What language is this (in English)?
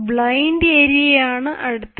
Malayalam